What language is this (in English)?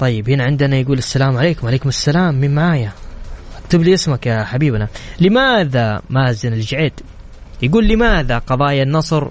Arabic